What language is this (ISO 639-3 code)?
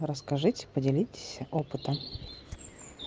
rus